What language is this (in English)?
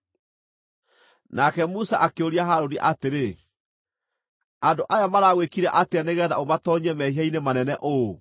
Kikuyu